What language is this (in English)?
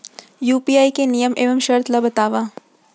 Chhattisgarhi